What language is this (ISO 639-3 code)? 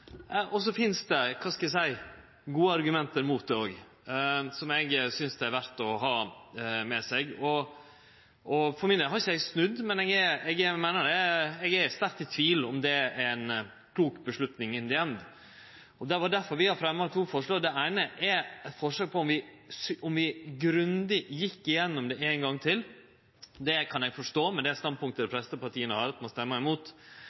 nno